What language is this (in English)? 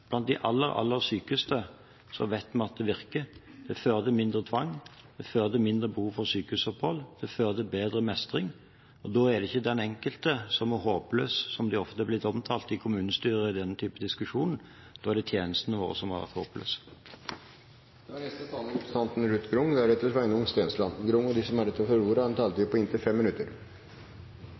Norwegian Bokmål